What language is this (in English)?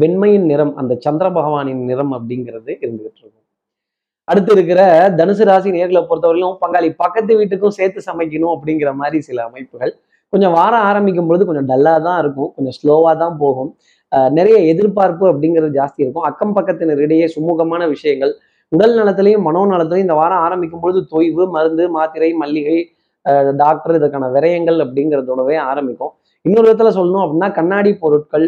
Tamil